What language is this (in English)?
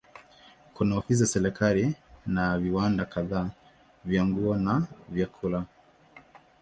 Swahili